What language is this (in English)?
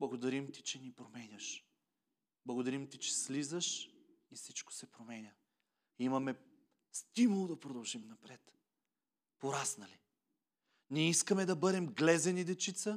Bulgarian